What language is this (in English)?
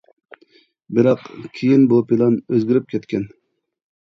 Uyghur